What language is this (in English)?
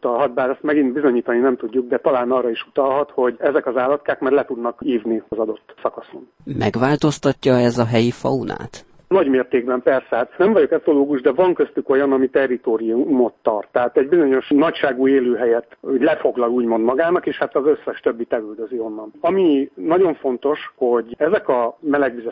Hungarian